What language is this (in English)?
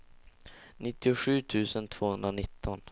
Swedish